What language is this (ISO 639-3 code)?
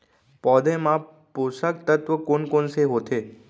hne